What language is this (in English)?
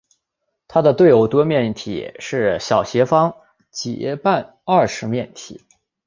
Chinese